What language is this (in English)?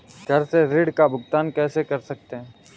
Hindi